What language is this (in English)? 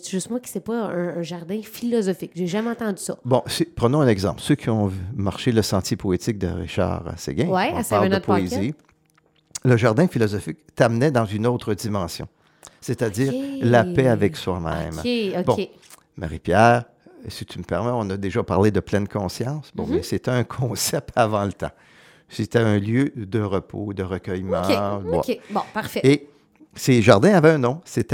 French